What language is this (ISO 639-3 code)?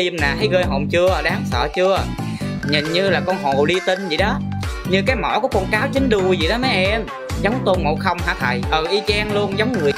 vie